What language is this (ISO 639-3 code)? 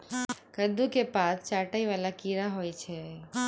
mai